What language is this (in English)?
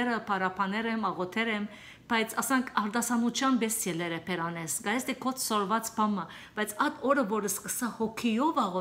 Turkish